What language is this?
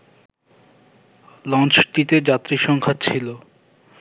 Bangla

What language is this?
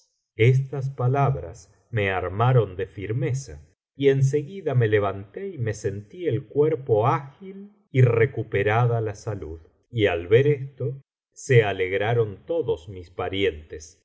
Spanish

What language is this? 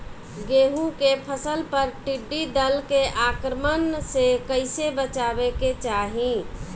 Bhojpuri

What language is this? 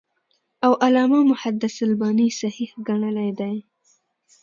Pashto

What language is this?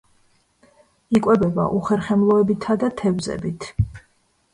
Georgian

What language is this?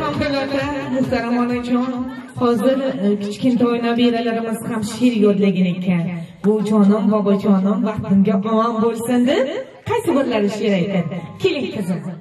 Turkish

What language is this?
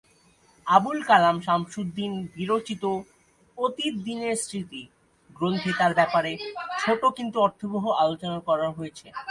Bangla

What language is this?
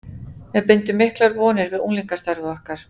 Icelandic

